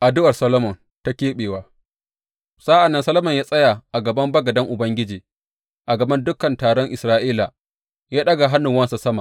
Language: Hausa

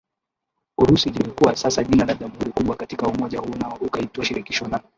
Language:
Swahili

